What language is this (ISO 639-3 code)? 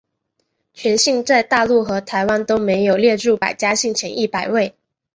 zho